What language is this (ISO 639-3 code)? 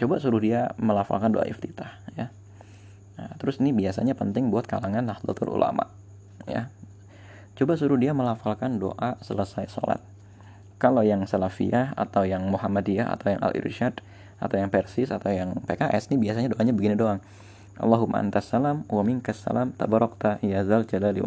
ind